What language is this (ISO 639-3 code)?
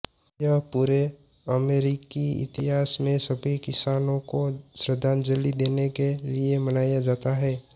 hin